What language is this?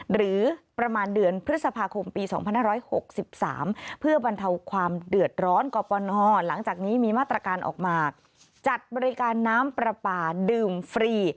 Thai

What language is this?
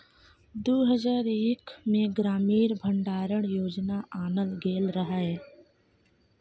Maithili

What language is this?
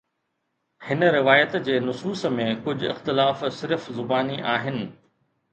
Sindhi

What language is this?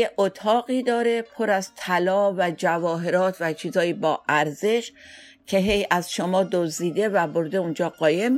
Persian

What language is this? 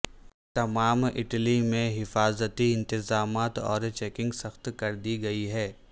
Urdu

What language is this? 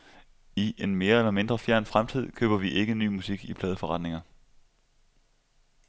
Danish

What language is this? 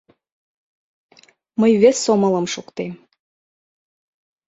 Mari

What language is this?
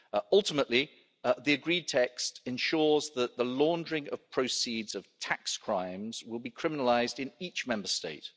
English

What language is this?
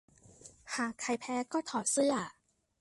Thai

